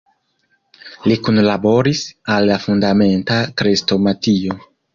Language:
Esperanto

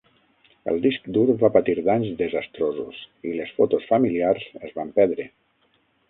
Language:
Catalan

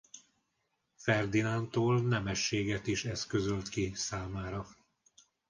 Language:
Hungarian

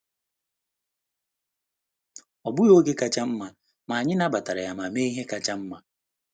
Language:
Igbo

